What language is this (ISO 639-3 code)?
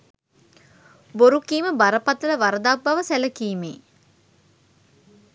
sin